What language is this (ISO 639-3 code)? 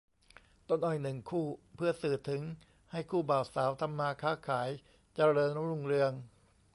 tha